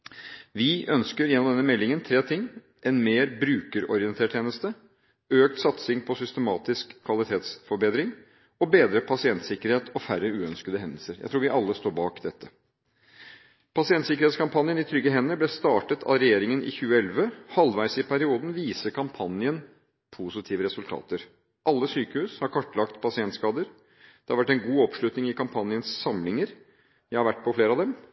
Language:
Norwegian Bokmål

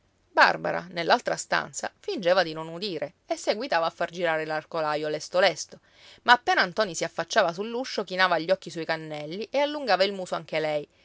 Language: Italian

